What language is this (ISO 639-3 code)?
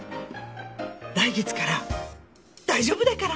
jpn